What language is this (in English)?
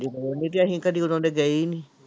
Punjabi